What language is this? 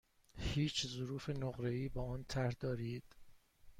Persian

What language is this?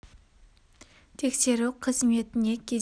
Kazakh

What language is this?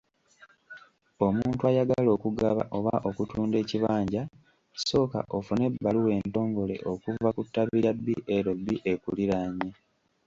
Ganda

